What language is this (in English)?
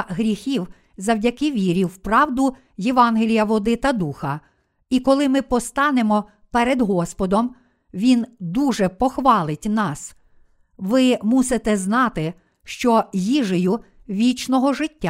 Ukrainian